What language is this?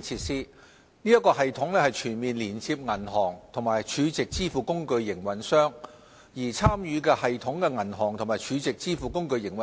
Cantonese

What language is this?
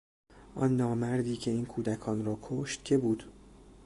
Persian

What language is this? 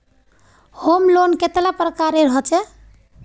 Magahi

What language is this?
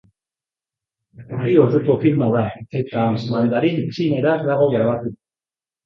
Basque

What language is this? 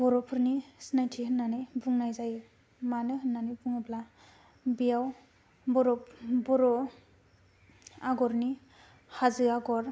Bodo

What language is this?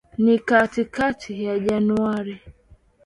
Swahili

